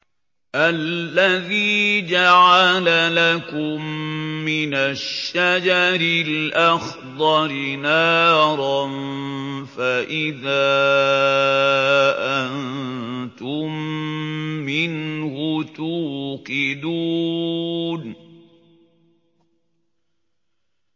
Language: Arabic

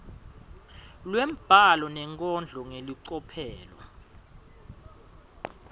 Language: Swati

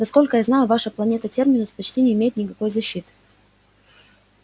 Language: Russian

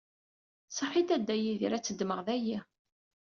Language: Kabyle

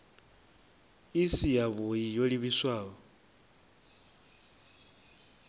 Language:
Venda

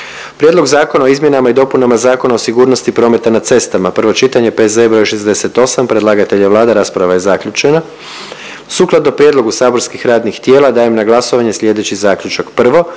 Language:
Croatian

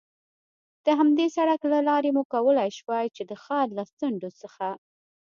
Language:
Pashto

